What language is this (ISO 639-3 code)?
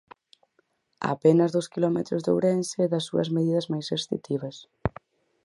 glg